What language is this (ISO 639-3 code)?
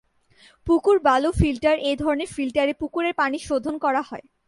ben